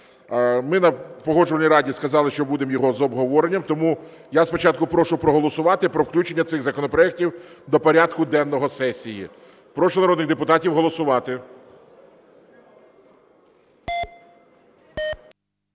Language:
Ukrainian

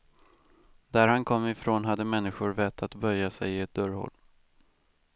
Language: Swedish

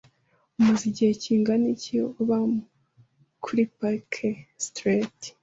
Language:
Kinyarwanda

